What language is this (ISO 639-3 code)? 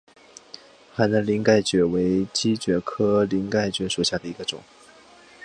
zho